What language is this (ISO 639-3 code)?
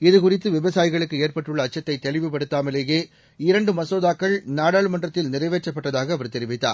tam